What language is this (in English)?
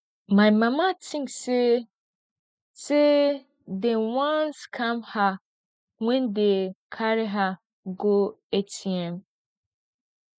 Nigerian Pidgin